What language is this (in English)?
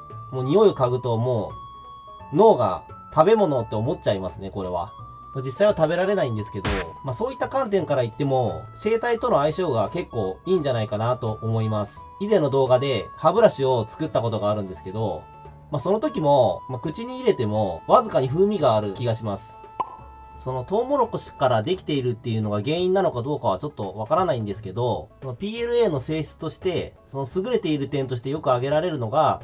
Japanese